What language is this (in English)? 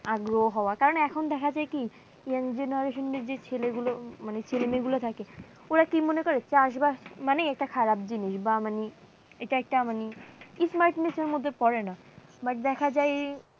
Bangla